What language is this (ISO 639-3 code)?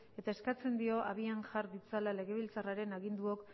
eus